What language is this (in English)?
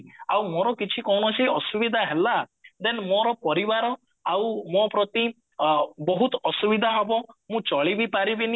Odia